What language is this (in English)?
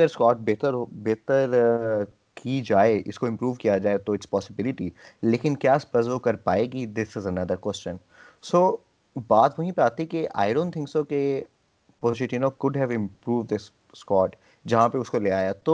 Urdu